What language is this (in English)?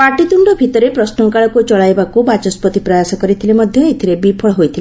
Odia